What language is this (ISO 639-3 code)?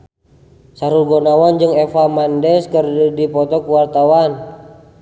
sun